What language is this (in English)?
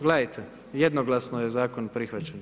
Croatian